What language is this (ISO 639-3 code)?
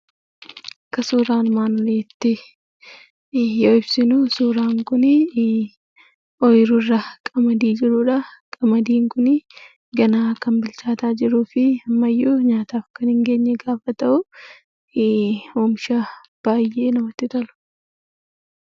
orm